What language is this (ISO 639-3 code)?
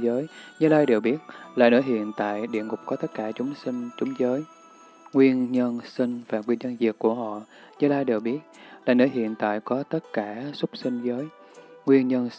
vie